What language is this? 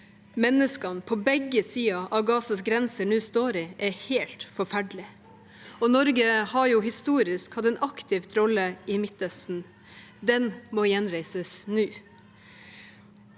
Norwegian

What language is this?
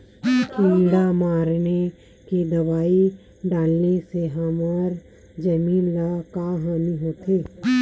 Chhattisgarhi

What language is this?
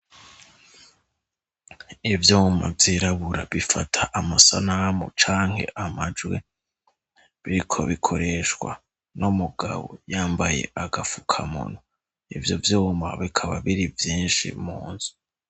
Rundi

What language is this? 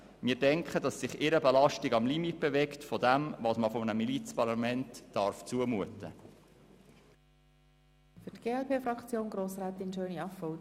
Swiss German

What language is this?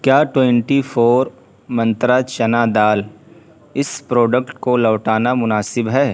Urdu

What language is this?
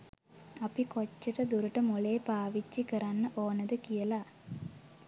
Sinhala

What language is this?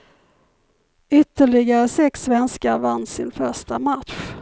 Swedish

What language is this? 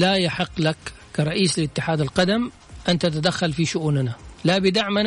Arabic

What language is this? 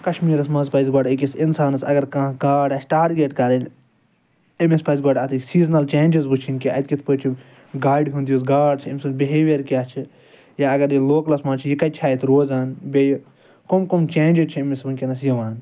Kashmiri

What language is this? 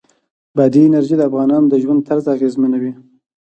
Pashto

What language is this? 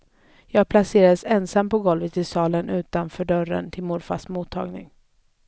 Swedish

